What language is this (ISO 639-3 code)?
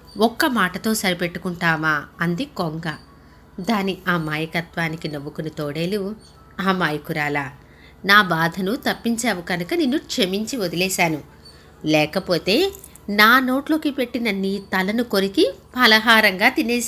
tel